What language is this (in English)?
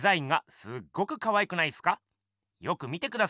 Japanese